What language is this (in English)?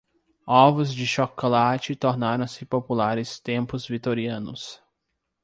Portuguese